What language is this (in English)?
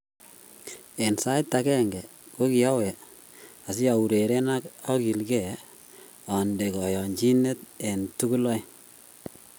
Kalenjin